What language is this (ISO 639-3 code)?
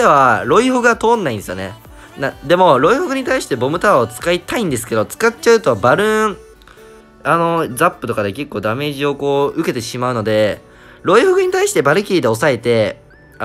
jpn